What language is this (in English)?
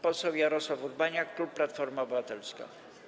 Polish